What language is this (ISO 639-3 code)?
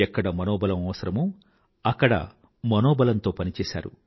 tel